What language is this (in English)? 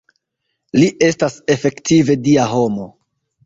Esperanto